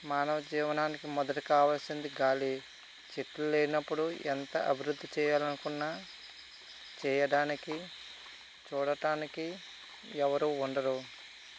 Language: Telugu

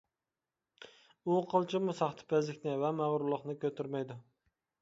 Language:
Uyghur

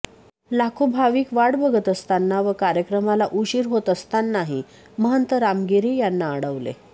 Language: Marathi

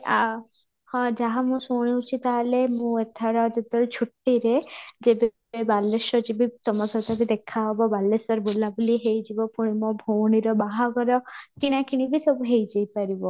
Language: Odia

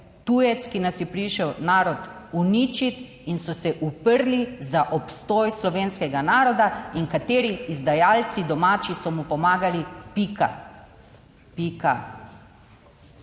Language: Slovenian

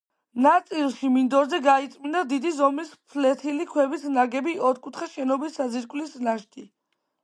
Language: Georgian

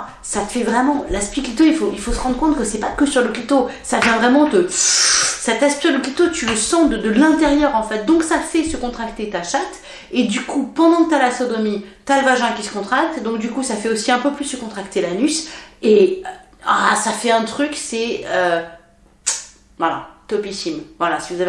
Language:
French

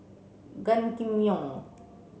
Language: English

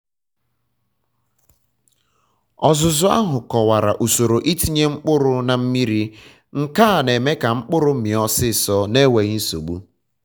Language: Igbo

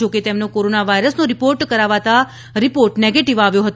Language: Gujarati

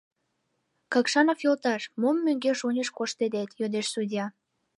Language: Mari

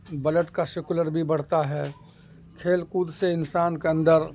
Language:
Urdu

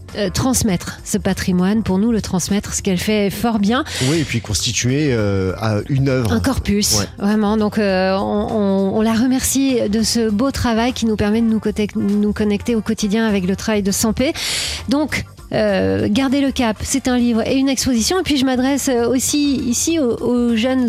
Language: French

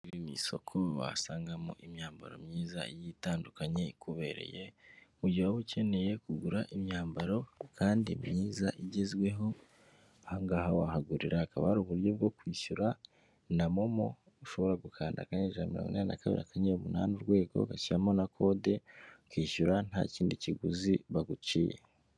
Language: Kinyarwanda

